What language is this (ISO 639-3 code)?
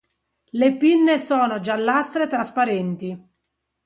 ita